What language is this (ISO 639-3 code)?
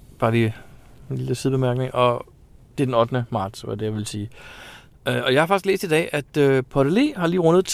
dan